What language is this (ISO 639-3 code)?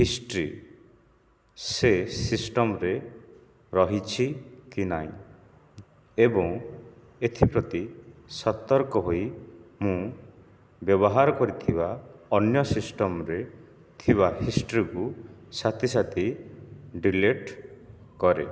ori